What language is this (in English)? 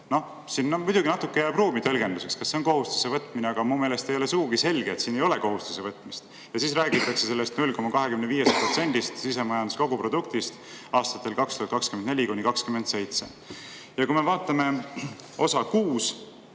Estonian